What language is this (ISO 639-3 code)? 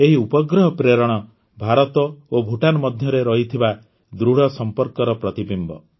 ori